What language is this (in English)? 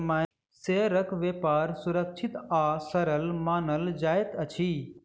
Maithili